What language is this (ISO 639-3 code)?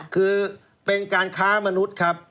tha